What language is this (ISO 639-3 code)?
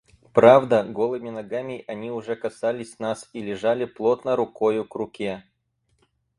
rus